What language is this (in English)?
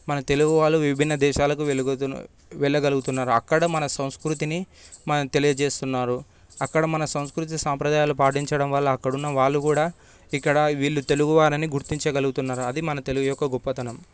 Telugu